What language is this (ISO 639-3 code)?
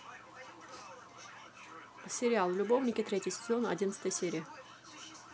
rus